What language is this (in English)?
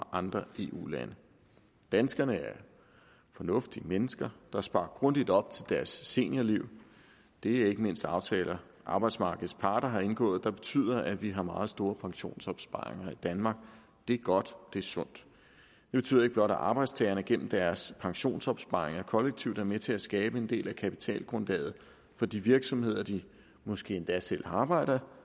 Danish